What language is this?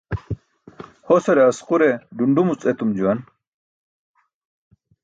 Burushaski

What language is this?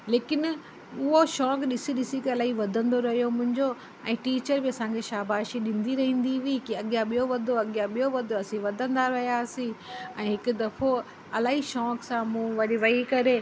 Sindhi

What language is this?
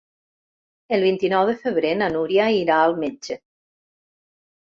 Catalan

